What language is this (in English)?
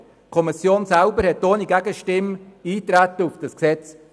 Swiss German